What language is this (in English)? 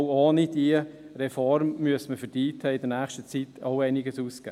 Swiss German